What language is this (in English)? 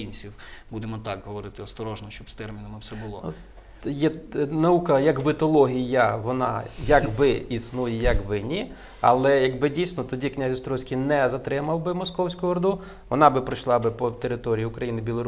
Ukrainian